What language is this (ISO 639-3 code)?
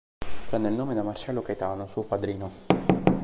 ita